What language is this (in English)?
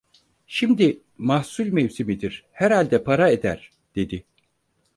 Turkish